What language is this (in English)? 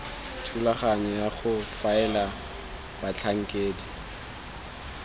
Tswana